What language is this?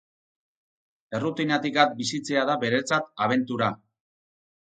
Basque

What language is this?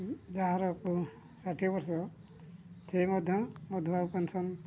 Odia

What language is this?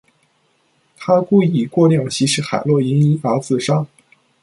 Chinese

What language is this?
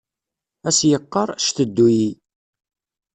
Kabyle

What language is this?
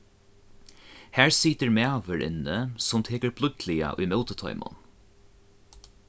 Faroese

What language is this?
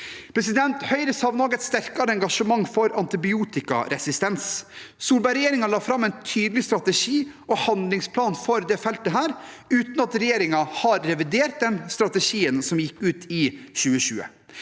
Norwegian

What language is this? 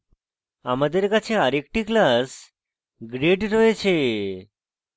Bangla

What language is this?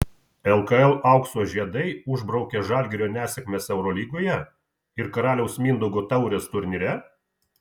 Lithuanian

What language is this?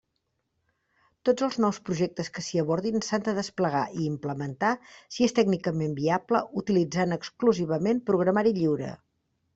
Catalan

